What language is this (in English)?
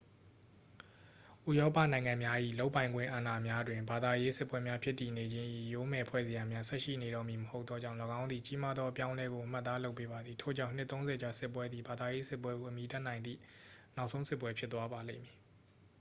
Burmese